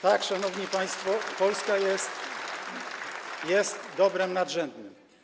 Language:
Polish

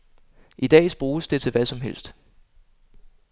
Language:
Danish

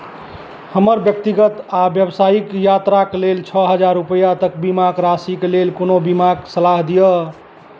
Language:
Maithili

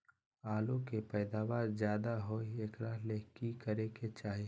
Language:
Magahi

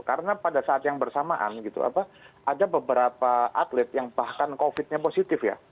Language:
Indonesian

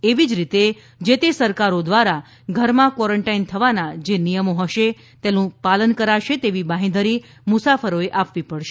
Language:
Gujarati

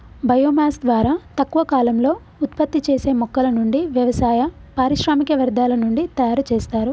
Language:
Telugu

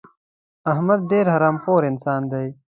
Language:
Pashto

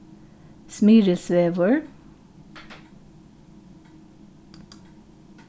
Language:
Faroese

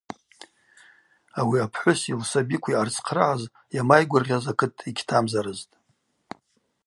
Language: Abaza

